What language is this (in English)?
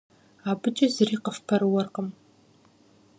Kabardian